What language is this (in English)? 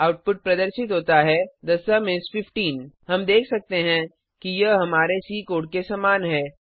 Hindi